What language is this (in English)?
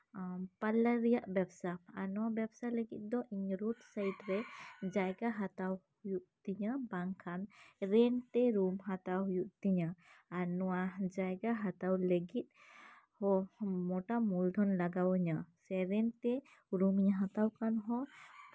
Santali